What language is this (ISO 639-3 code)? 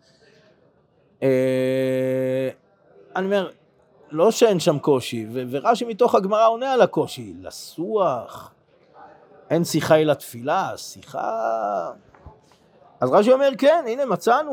heb